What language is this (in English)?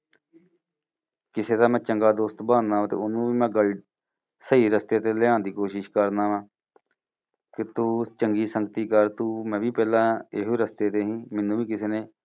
Punjabi